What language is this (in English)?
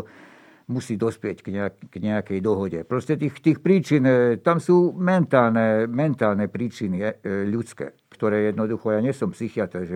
Slovak